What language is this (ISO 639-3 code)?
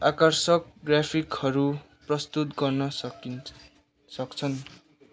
nep